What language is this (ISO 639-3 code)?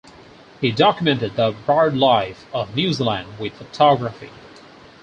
eng